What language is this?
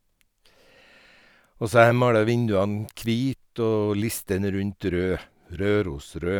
Norwegian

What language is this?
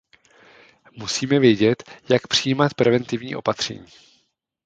Czech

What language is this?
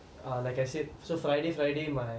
English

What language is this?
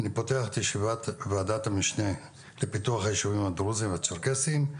Hebrew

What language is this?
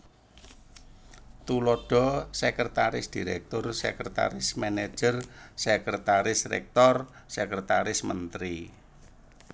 Javanese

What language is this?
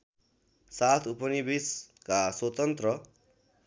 Nepali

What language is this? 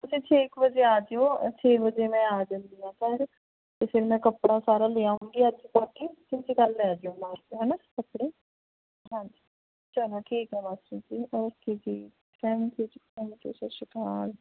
Punjabi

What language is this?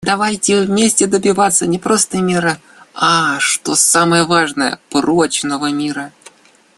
Russian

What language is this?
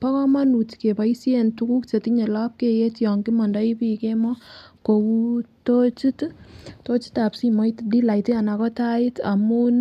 Kalenjin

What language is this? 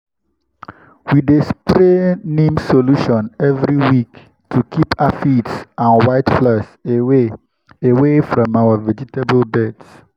Nigerian Pidgin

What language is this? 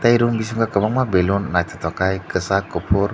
Kok Borok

